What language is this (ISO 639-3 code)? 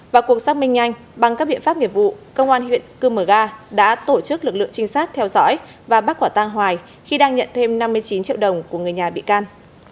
vie